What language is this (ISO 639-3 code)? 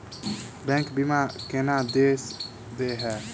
mai